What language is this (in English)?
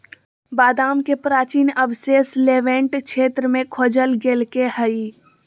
Magahi